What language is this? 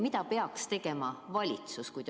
Estonian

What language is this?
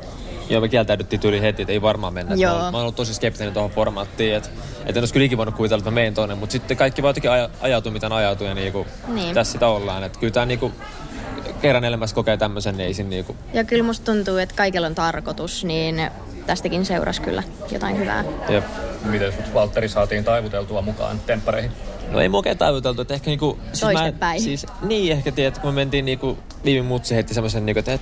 Finnish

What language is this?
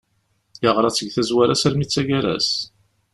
Kabyle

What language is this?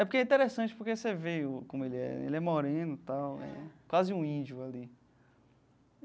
Portuguese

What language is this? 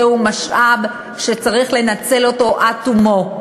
Hebrew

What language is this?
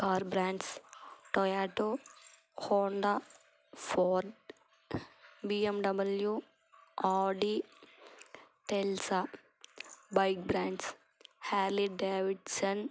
Telugu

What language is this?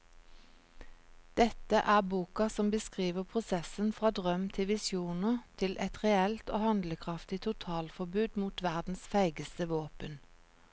Norwegian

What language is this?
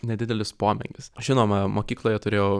Lithuanian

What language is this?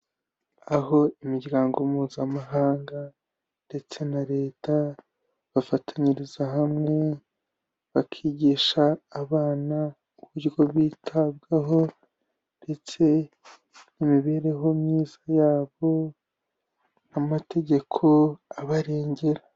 Kinyarwanda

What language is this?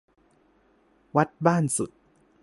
Thai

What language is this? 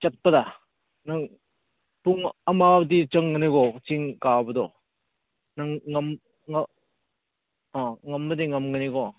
Manipuri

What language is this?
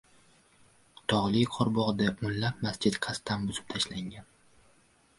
Uzbek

